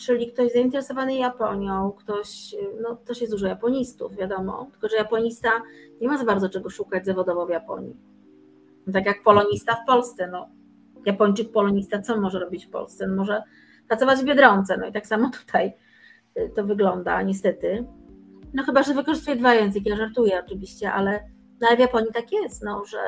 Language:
Polish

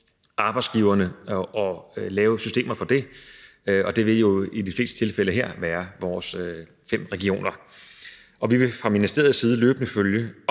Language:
Danish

